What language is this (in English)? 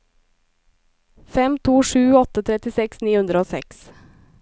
Norwegian